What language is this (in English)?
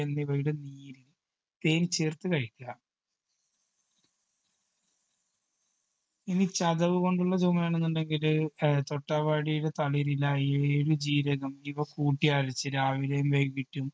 Malayalam